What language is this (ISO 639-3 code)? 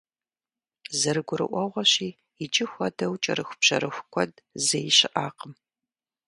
kbd